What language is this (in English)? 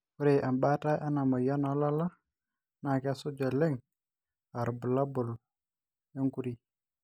Masai